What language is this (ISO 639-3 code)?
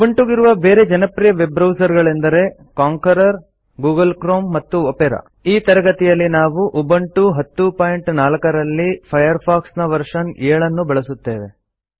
kan